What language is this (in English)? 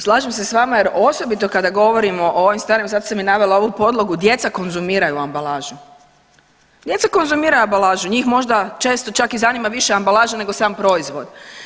Croatian